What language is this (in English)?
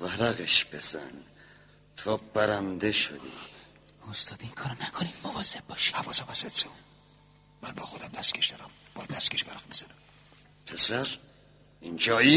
Persian